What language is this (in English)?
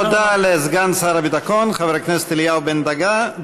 Hebrew